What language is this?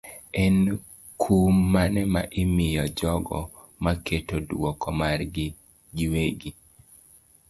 Luo (Kenya and Tanzania)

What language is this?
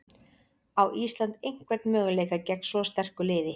Icelandic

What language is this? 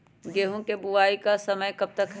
Magahi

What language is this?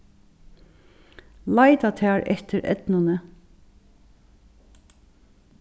Faroese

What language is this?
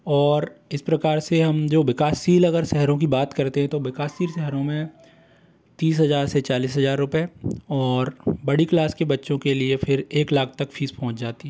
Hindi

